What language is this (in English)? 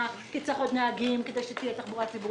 Hebrew